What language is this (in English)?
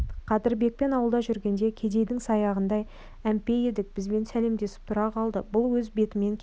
Kazakh